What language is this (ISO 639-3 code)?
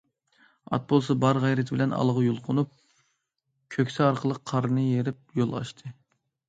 uig